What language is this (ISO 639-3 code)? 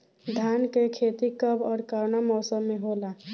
bho